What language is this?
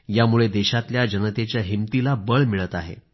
Marathi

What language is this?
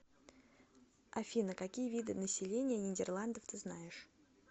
Russian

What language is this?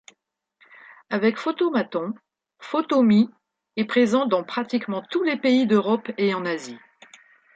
French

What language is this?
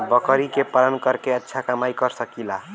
Bhojpuri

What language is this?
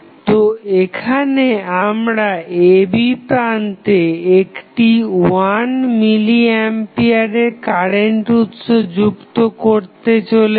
Bangla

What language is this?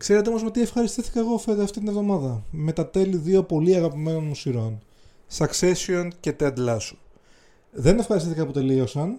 Greek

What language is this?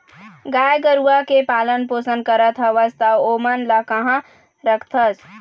Chhattisgarhi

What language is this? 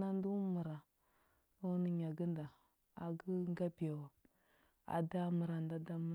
Huba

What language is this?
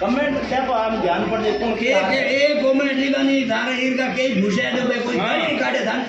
Arabic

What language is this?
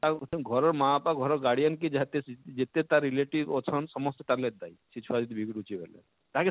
Odia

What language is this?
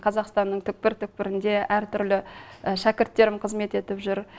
Kazakh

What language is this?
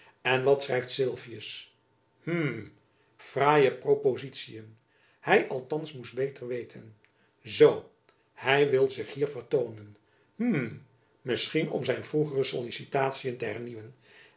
Dutch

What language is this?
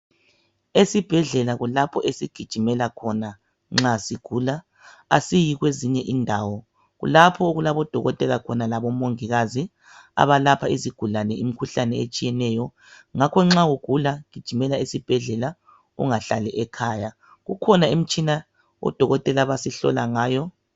North Ndebele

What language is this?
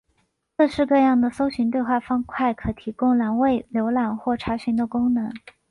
Chinese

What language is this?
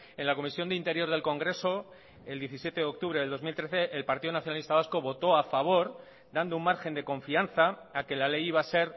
Spanish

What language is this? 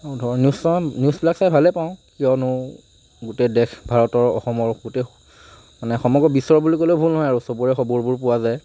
Assamese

